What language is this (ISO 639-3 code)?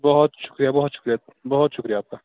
urd